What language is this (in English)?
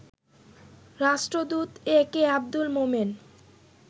Bangla